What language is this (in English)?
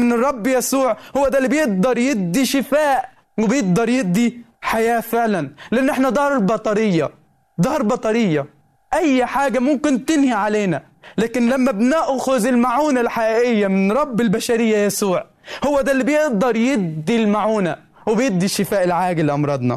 Arabic